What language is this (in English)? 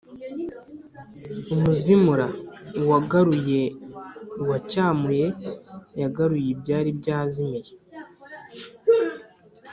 Kinyarwanda